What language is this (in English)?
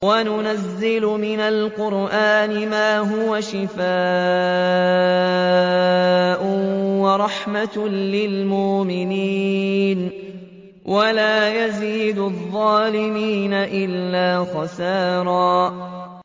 Arabic